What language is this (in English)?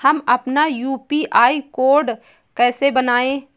Hindi